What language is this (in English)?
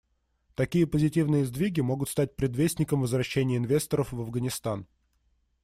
Russian